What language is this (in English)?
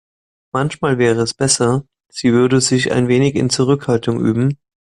German